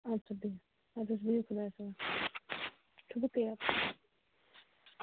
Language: Kashmiri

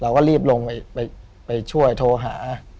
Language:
Thai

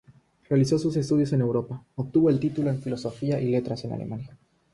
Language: Spanish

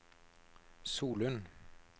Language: Norwegian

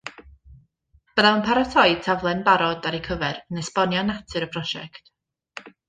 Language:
Welsh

